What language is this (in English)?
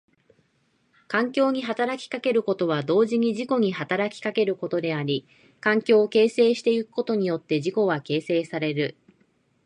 Japanese